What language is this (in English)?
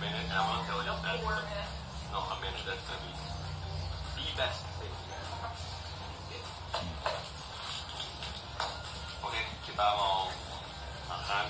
Indonesian